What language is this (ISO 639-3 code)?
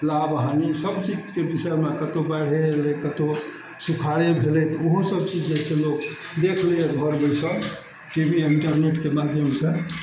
mai